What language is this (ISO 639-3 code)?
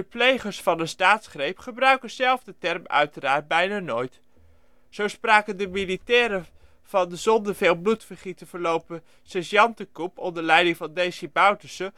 nld